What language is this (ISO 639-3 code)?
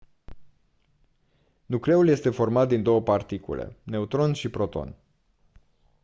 ron